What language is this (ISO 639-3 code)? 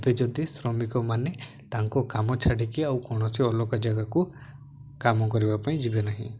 ori